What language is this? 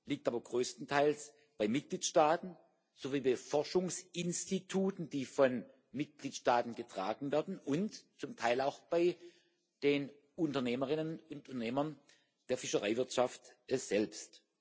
German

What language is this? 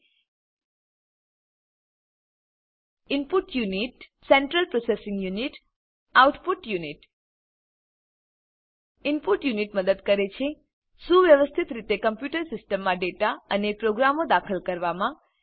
Gujarati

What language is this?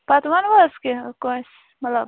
Kashmiri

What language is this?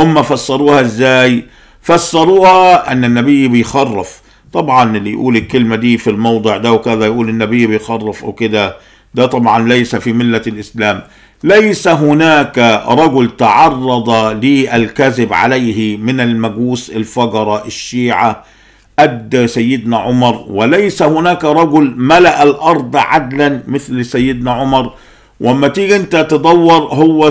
Arabic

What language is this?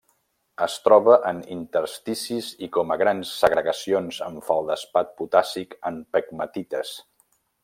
Catalan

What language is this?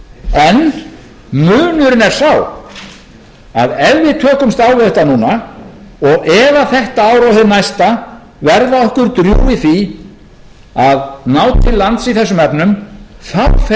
Icelandic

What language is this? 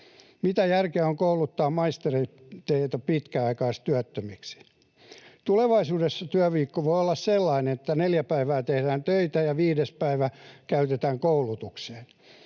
Finnish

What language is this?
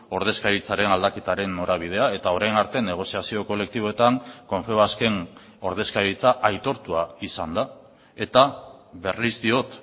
Basque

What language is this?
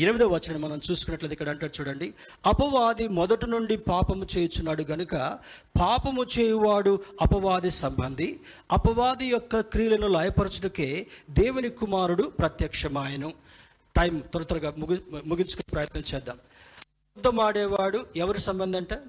Telugu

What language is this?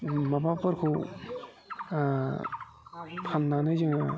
Bodo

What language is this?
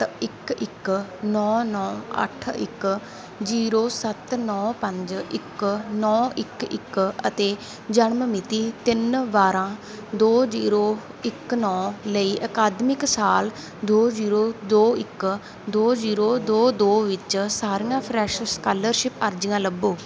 Punjabi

